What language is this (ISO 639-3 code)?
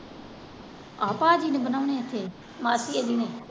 pan